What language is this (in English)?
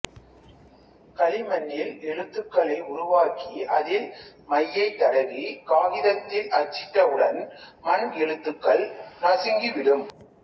Tamil